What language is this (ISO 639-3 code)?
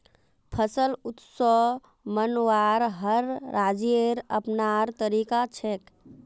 mag